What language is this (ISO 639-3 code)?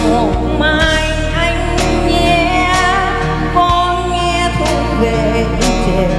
vie